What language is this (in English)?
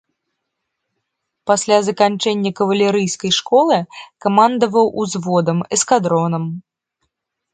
Belarusian